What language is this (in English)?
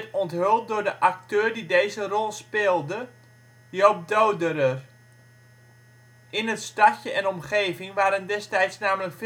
Dutch